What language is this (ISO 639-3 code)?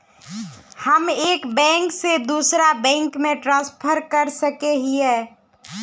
mag